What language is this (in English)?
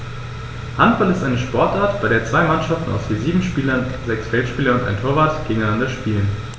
German